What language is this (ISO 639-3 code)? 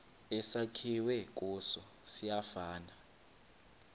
xho